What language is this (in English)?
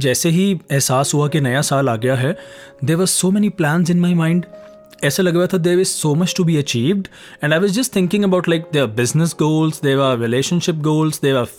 Hindi